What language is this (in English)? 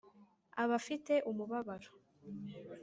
Kinyarwanda